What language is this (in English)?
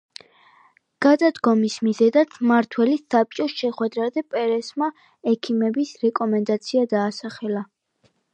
Georgian